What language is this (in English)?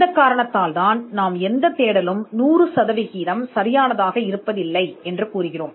Tamil